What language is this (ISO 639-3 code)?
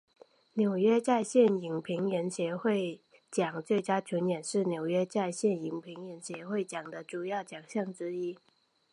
zho